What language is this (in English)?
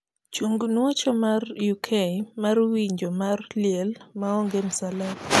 Luo (Kenya and Tanzania)